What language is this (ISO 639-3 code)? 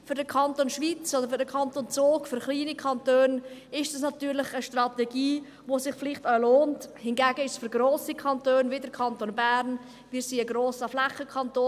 gsw